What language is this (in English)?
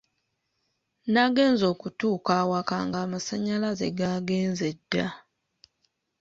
Ganda